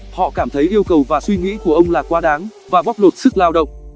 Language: Vietnamese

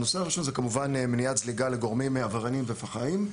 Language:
Hebrew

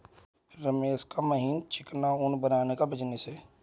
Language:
Hindi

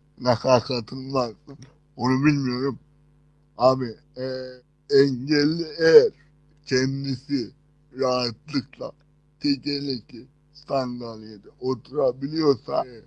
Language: Turkish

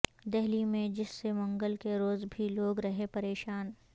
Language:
Urdu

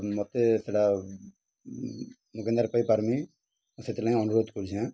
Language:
Odia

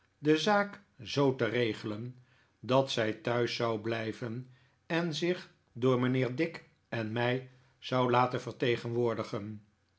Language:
Dutch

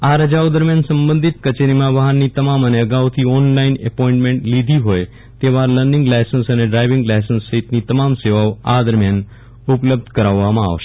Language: Gujarati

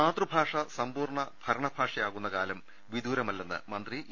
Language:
Malayalam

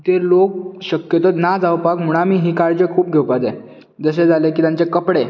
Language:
Konkani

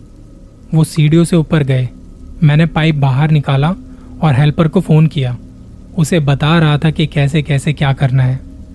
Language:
Hindi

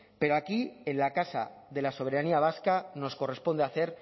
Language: Spanish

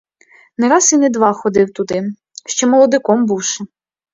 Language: Ukrainian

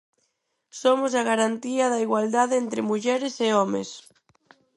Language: Galician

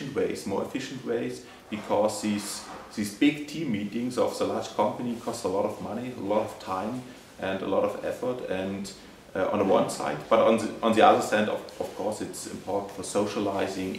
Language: English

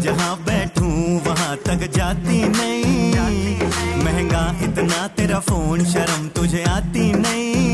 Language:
Punjabi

